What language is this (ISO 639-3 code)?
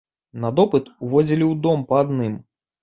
bel